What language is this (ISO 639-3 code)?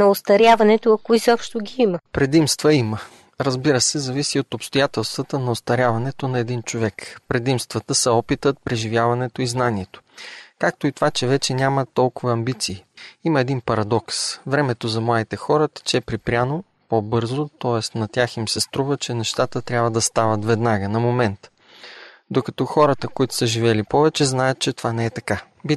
bul